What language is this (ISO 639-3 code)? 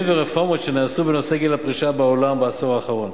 heb